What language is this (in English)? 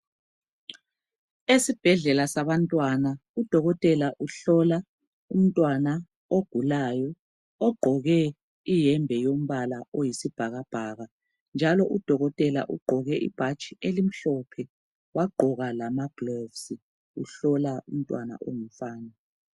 North Ndebele